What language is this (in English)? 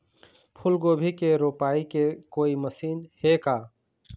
Chhattisgarhi